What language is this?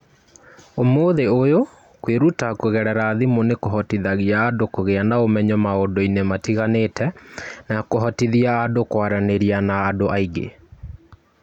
Kikuyu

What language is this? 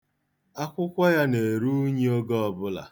Igbo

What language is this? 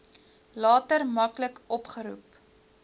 Afrikaans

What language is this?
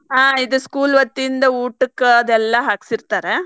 Kannada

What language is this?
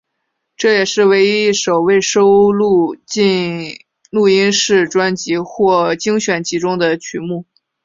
Chinese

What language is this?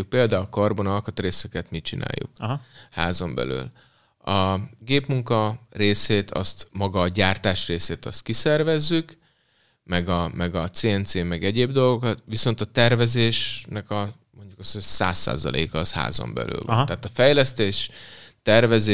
Hungarian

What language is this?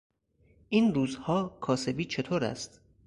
Persian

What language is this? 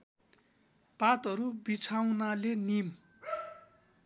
Nepali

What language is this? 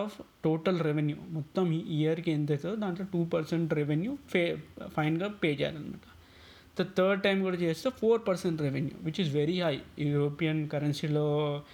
Telugu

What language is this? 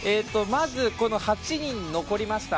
Japanese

